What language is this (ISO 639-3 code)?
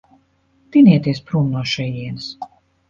lav